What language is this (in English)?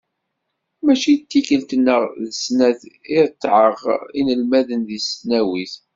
Kabyle